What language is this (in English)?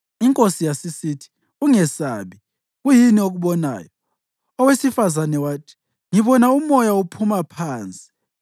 North Ndebele